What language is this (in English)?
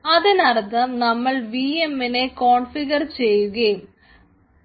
Malayalam